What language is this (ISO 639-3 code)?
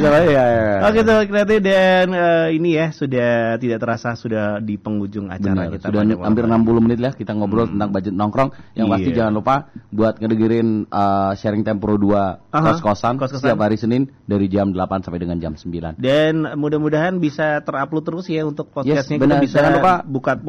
ind